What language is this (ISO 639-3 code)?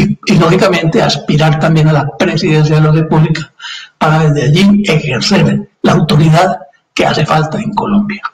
spa